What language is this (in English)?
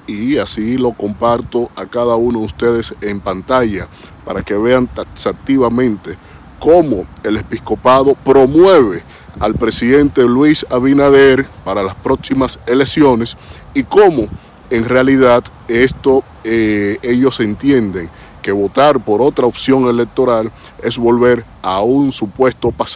Spanish